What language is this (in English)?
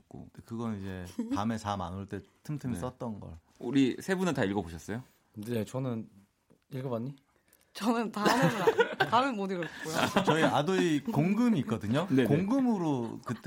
Korean